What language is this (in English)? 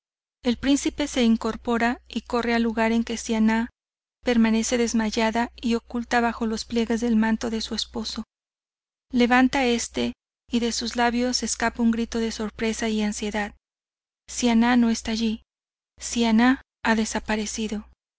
Spanish